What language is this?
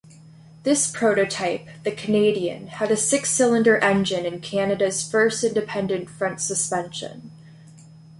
English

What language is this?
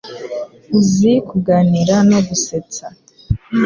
Kinyarwanda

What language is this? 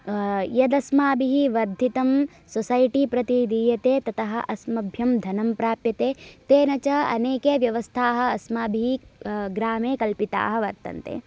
Sanskrit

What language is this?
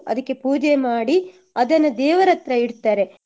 Kannada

